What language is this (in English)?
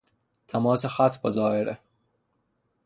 Persian